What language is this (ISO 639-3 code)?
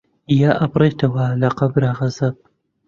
ckb